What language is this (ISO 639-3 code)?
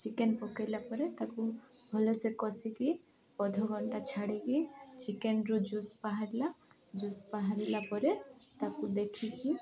ori